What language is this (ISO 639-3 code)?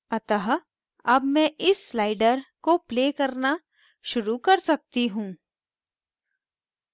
hin